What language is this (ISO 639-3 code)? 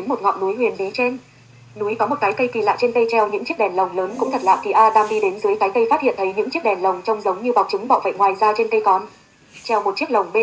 vie